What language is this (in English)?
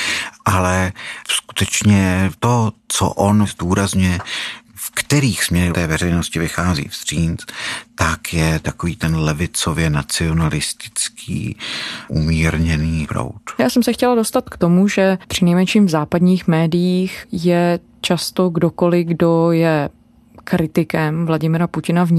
Czech